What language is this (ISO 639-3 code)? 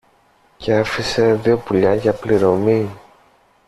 ell